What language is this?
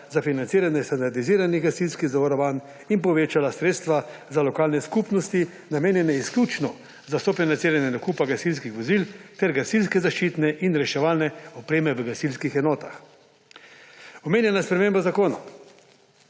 Slovenian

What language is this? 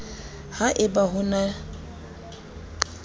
Southern Sotho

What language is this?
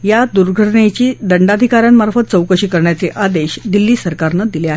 Marathi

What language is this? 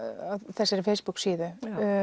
Icelandic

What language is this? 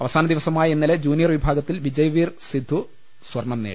Malayalam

